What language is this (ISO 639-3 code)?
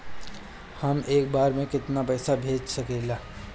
bho